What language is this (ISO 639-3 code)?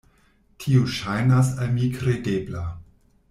epo